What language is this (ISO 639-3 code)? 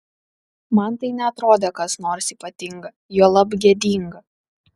lit